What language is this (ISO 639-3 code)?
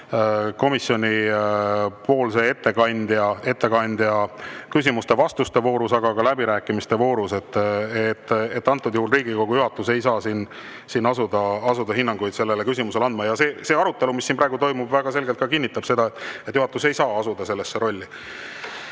est